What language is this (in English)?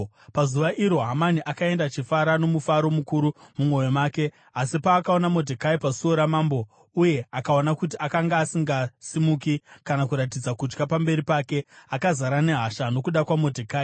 Shona